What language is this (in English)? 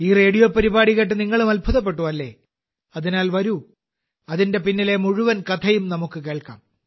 Malayalam